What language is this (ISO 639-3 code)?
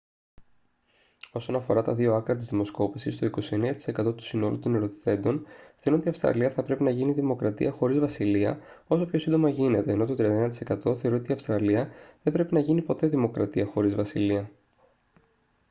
ell